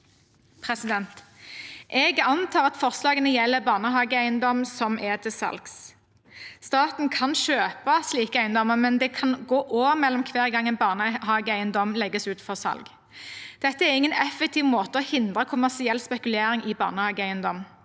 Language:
Norwegian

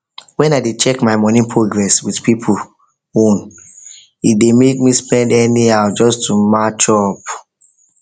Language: Nigerian Pidgin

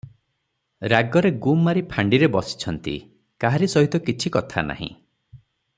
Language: Odia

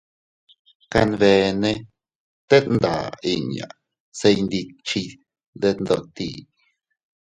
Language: Teutila Cuicatec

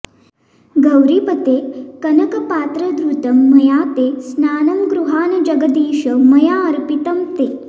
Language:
Sanskrit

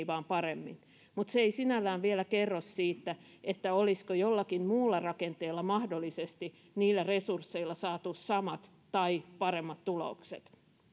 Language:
Finnish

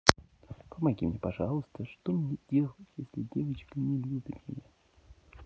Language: Russian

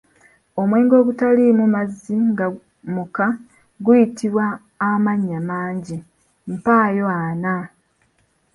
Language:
Ganda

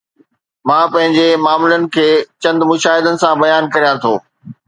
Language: Sindhi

